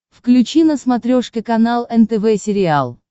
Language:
Russian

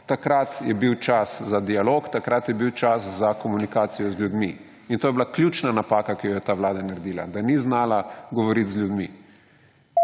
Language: Slovenian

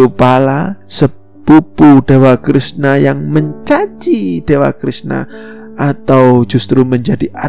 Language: Indonesian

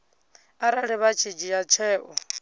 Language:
Venda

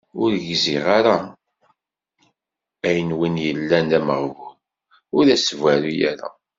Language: Kabyle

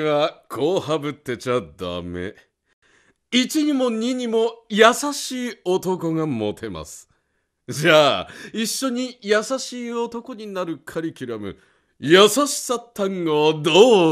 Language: Japanese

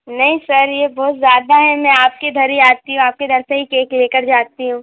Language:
Hindi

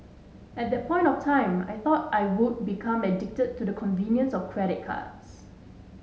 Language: English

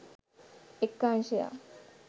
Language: Sinhala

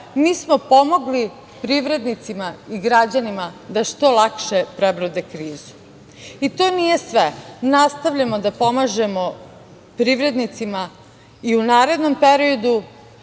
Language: Serbian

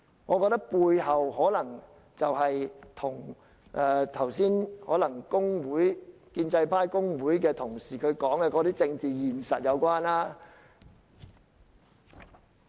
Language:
Cantonese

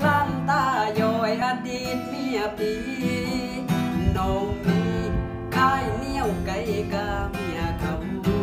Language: Thai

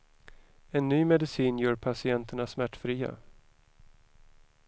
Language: Swedish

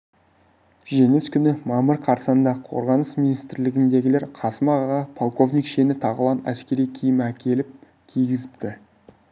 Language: Kazakh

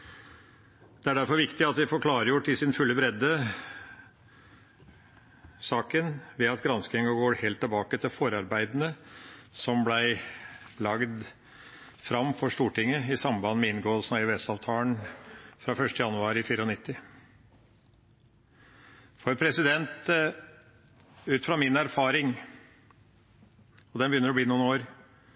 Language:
Norwegian Bokmål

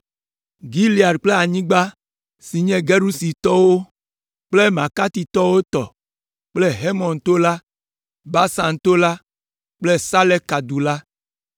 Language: Ewe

